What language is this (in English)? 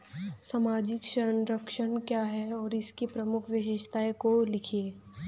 Hindi